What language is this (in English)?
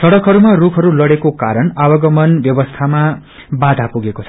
Nepali